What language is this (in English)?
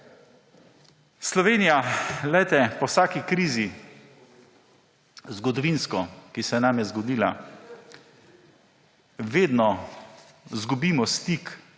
Slovenian